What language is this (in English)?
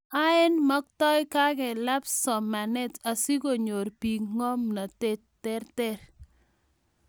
Kalenjin